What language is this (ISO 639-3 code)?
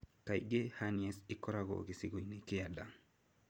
kik